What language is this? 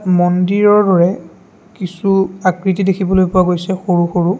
Assamese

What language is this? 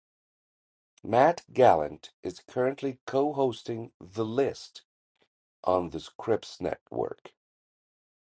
English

